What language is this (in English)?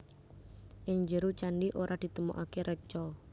Javanese